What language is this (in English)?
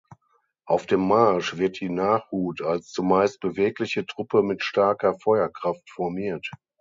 German